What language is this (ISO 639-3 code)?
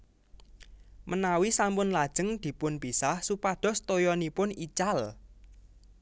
jav